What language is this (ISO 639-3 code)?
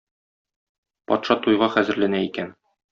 tat